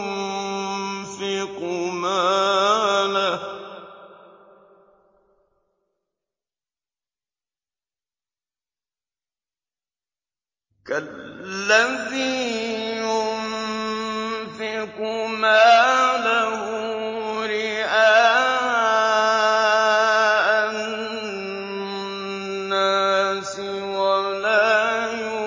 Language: Arabic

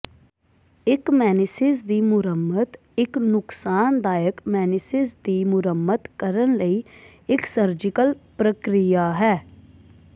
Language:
Punjabi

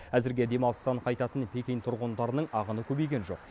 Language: Kazakh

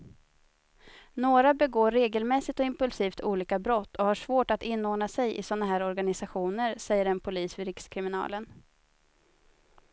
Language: Swedish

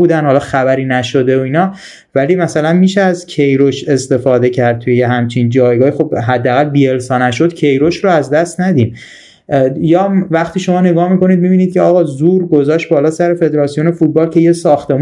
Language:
Persian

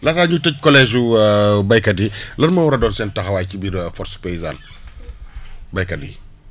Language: Wolof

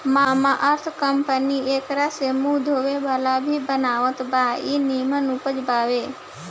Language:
Bhojpuri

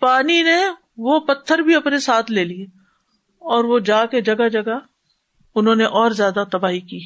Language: Urdu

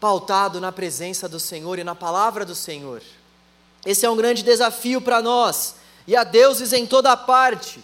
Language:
Portuguese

